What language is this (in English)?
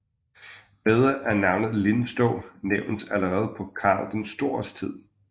Danish